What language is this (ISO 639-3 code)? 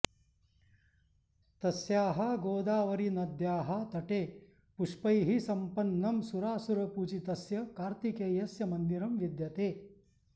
san